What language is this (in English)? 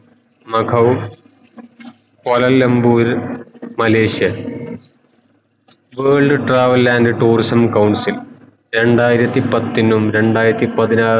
Malayalam